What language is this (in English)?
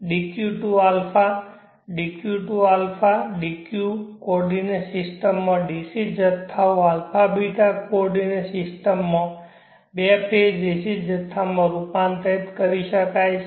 Gujarati